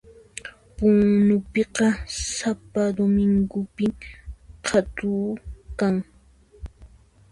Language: Puno Quechua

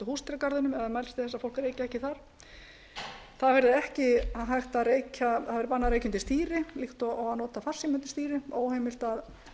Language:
Icelandic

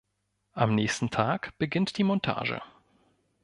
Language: German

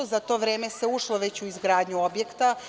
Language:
Serbian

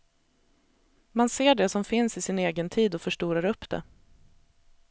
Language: Swedish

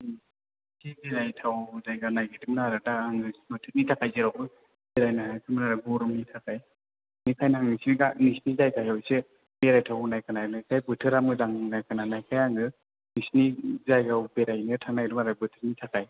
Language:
Bodo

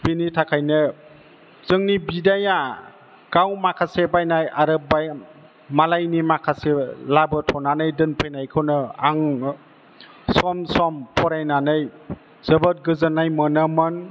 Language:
Bodo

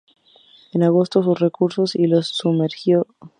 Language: Spanish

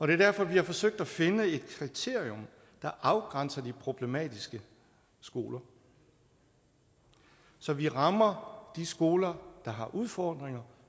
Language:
Danish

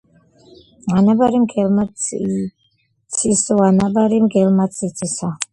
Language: Georgian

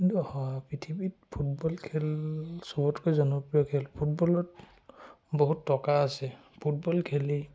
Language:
Assamese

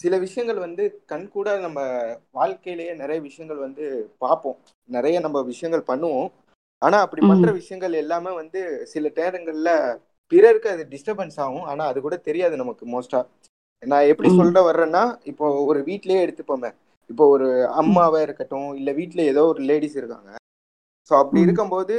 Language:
Tamil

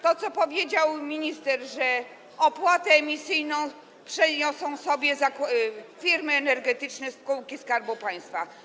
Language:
Polish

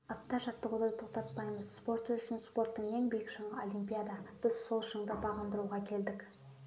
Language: Kazakh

